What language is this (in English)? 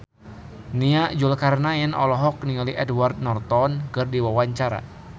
Sundanese